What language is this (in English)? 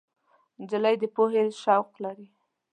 Pashto